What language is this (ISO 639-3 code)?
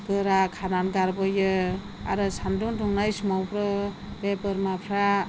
brx